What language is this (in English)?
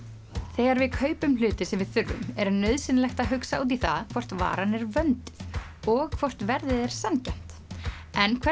Icelandic